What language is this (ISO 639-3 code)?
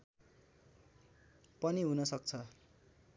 nep